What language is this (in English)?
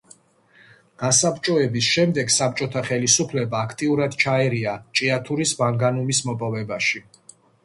Georgian